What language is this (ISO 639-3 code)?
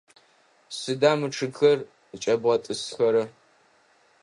ady